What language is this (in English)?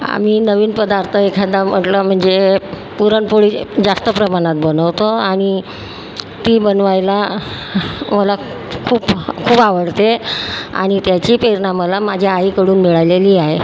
Marathi